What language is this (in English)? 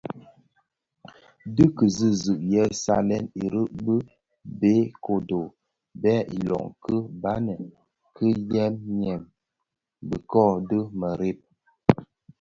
Bafia